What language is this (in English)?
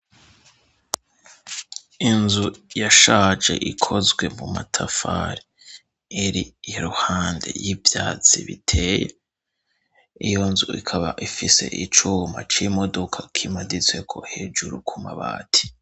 Rundi